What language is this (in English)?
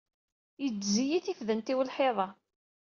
Kabyle